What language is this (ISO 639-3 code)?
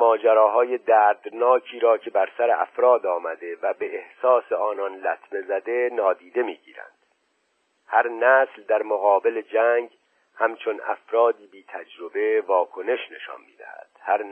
fas